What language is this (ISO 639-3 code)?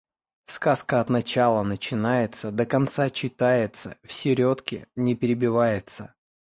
rus